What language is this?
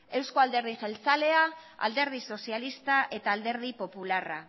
Basque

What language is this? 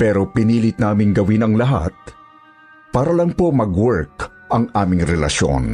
Filipino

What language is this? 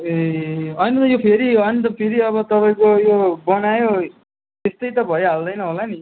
Nepali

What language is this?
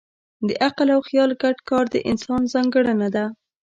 Pashto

